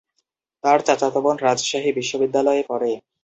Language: Bangla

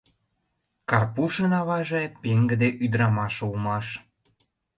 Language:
Mari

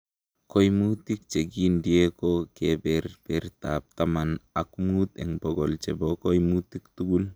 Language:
Kalenjin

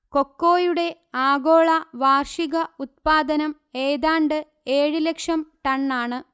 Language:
Malayalam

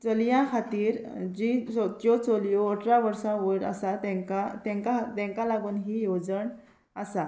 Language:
Konkani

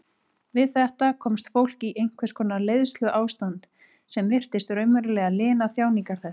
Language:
Icelandic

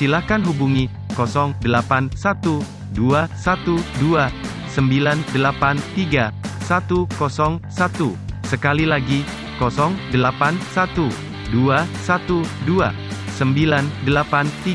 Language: Indonesian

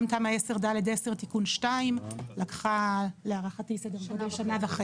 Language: Hebrew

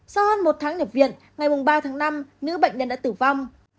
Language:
Vietnamese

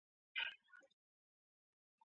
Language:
Ganda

